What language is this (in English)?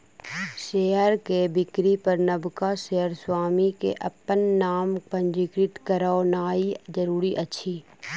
Maithili